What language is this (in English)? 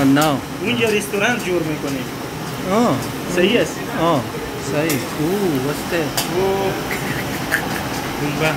Korean